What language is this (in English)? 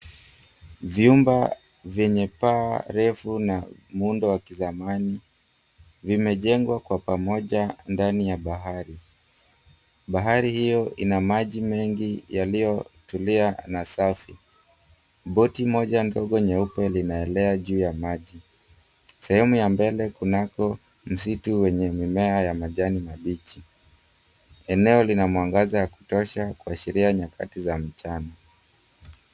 Swahili